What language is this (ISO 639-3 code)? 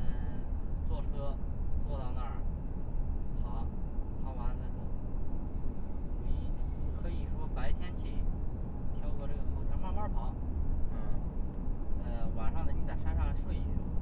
zho